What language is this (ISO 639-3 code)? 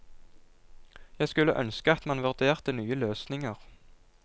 nor